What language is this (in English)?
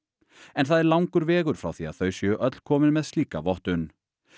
Icelandic